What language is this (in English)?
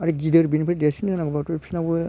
Bodo